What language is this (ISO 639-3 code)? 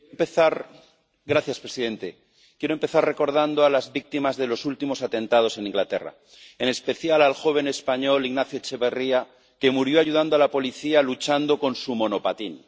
spa